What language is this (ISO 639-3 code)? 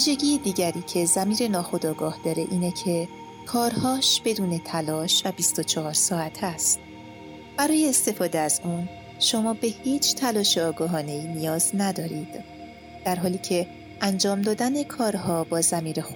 fas